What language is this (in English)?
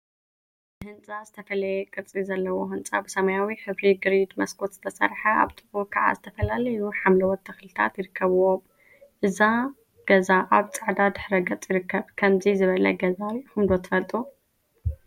Tigrinya